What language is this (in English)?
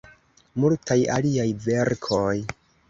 Esperanto